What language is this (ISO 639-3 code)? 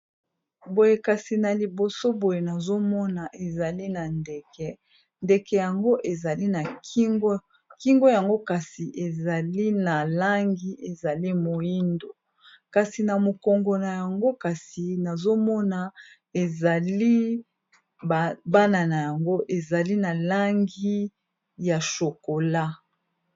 lin